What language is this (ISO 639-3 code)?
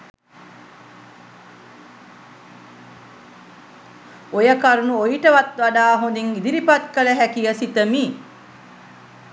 sin